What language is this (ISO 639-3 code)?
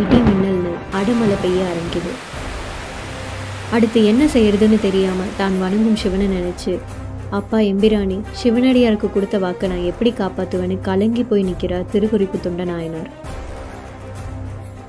ara